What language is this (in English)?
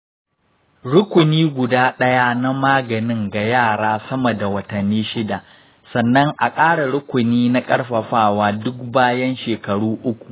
Hausa